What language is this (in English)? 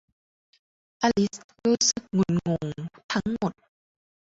Thai